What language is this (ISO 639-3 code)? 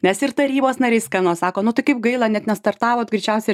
lit